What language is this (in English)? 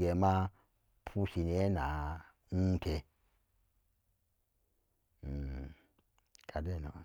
Samba Daka